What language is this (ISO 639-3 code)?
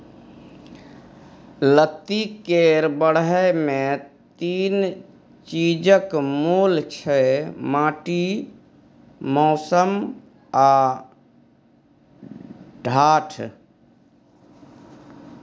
mai